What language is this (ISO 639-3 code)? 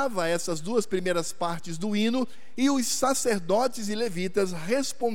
por